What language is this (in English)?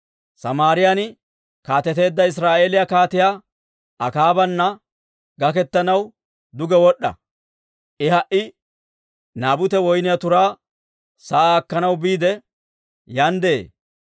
Dawro